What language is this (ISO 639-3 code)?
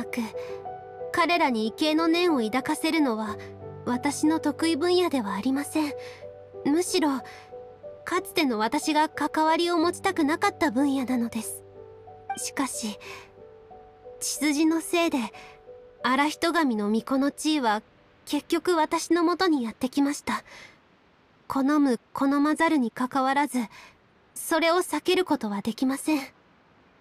jpn